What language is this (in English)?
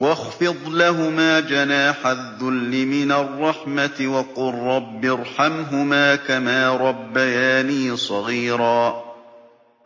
Arabic